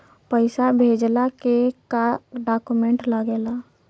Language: Bhojpuri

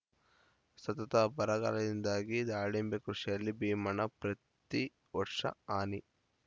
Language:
Kannada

